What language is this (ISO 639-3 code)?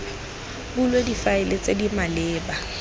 tsn